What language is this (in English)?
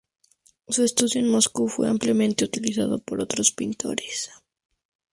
Spanish